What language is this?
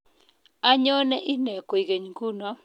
Kalenjin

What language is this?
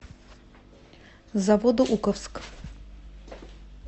Russian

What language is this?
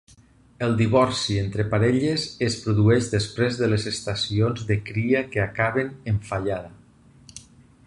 Catalan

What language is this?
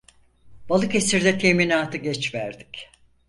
Turkish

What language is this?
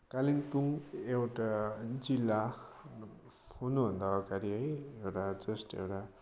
Nepali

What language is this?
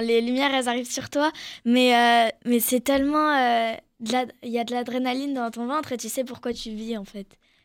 French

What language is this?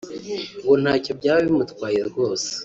Kinyarwanda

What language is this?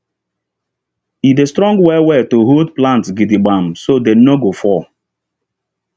Nigerian Pidgin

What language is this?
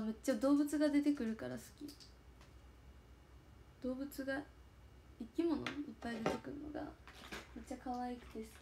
Japanese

